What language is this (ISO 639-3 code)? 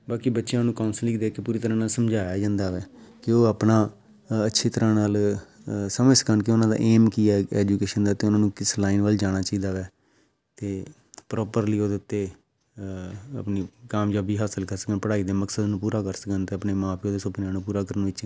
pan